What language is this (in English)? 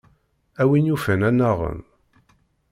Kabyle